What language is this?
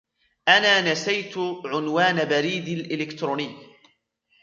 Arabic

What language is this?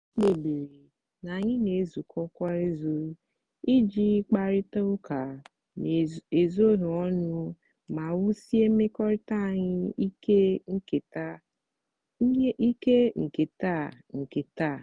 Igbo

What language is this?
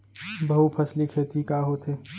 Chhattisgarhi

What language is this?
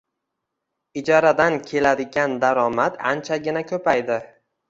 Uzbek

